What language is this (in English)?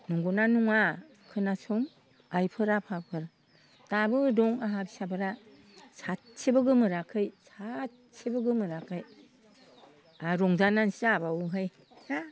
Bodo